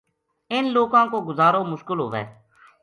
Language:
Gujari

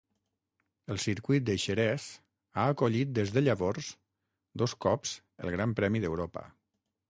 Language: Catalan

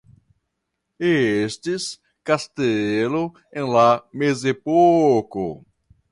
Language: Esperanto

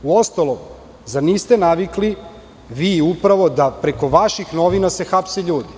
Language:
Serbian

